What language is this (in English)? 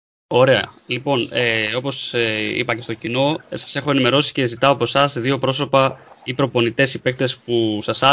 Greek